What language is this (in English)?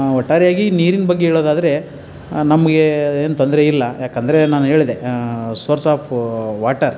Kannada